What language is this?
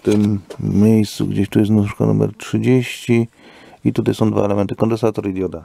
Polish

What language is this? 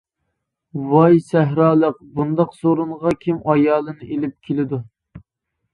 Uyghur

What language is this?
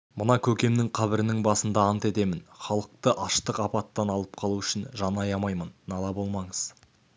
Kazakh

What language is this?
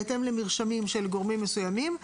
Hebrew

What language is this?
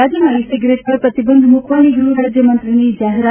Gujarati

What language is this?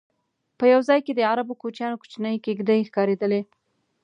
Pashto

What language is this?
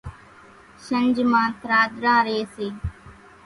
Kachi Koli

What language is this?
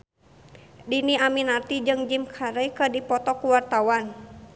Sundanese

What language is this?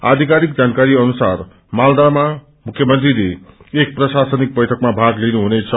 Nepali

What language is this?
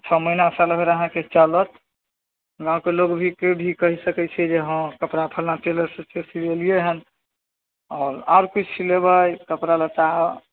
Maithili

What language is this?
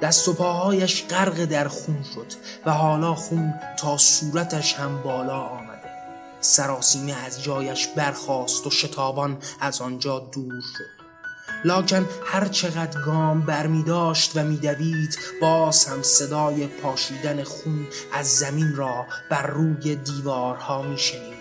Persian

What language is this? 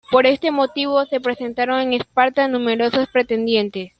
Spanish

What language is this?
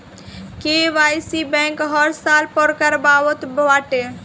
Bhojpuri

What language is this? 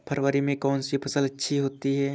Hindi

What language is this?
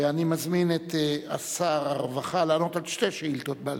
Hebrew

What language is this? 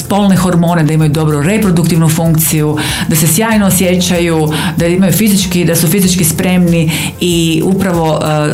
Croatian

